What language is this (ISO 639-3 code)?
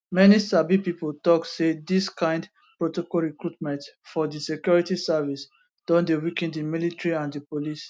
pcm